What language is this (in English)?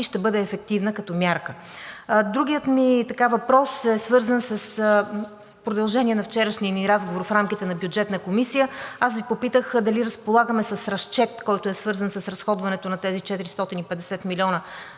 Bulgarian